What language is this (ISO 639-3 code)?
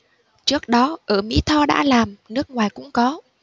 vie